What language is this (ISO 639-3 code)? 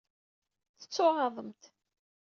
kab